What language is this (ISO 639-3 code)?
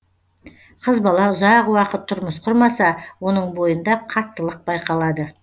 kaz